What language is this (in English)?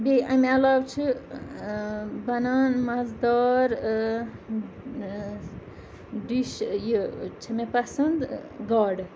Kashmiri